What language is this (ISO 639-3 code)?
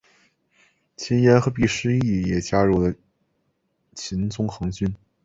zho